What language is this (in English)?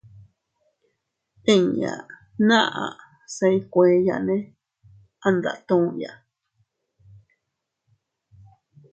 Teutila Cuicatec